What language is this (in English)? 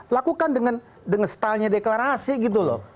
Indonesian